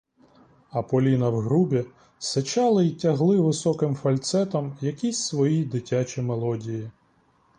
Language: Ukrainian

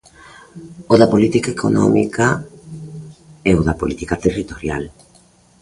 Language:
Galician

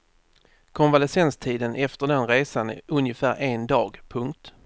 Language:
Swedish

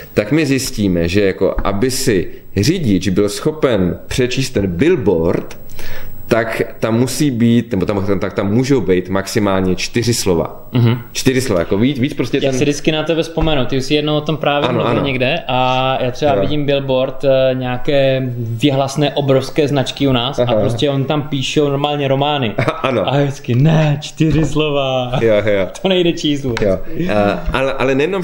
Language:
Czech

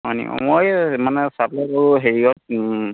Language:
Assamese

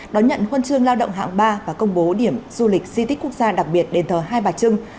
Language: Vietnamese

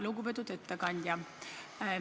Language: Estonian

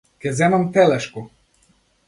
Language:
Macedonian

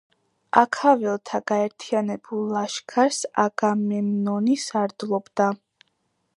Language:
Georgian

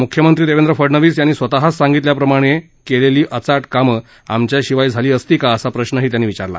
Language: Marathi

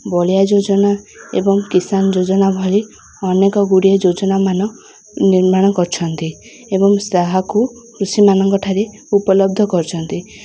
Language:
Odia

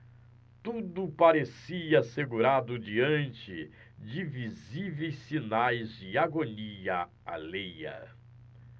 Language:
Portuguese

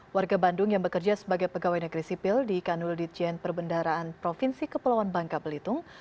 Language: Indonesian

